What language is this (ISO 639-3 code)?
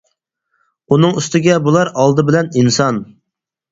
uig